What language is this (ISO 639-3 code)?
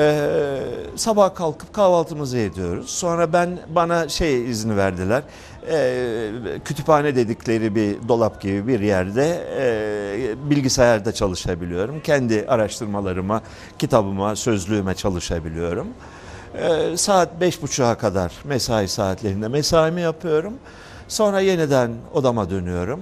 tur